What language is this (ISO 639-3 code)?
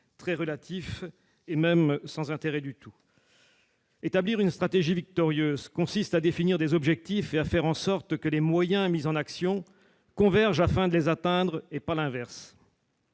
fra